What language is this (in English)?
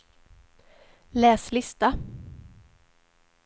Swedish